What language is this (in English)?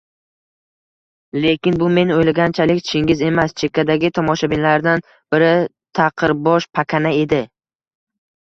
Uzbek